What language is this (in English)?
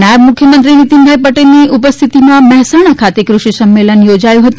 Gujarati